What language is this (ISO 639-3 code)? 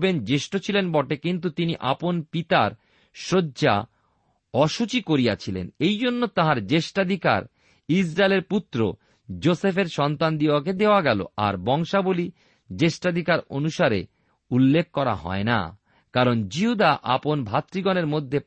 ben